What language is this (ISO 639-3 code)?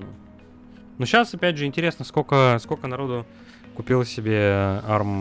rus